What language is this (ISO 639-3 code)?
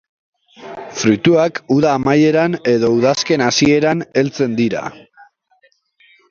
eus